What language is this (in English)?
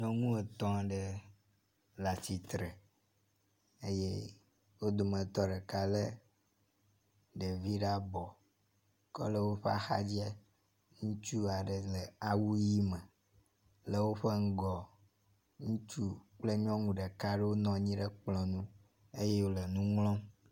Ewe